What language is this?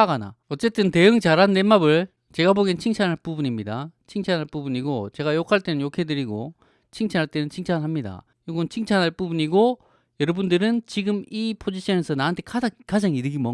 Korean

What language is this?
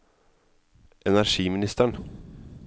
Norwegian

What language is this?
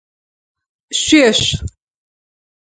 Adyghe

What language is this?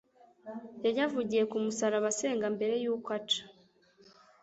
Kinyarwanda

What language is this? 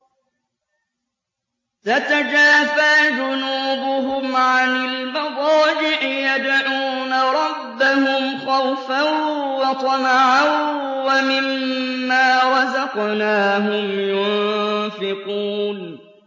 Arabic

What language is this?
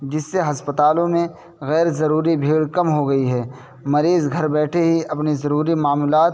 Urdu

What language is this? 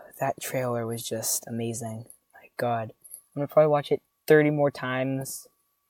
English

